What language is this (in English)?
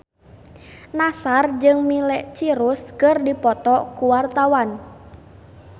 Sundanese